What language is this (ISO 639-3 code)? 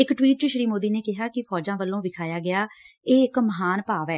pan